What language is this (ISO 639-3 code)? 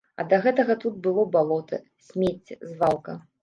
bel